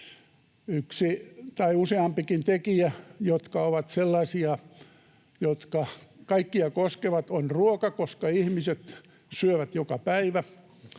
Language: Finnish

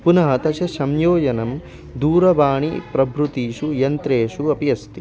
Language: Sanskrit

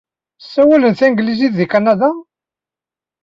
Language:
Kabyle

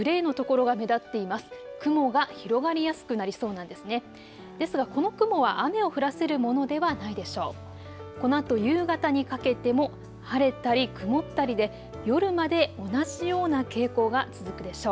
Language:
Japanese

